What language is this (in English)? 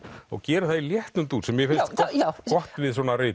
Icelandic